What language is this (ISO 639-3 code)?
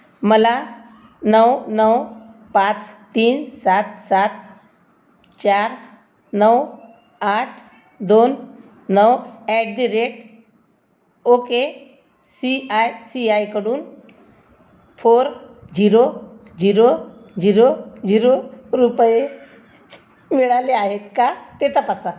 mar